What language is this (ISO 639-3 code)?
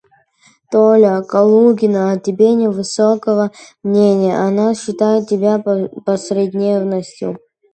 rus